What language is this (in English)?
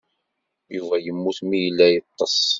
Kabyle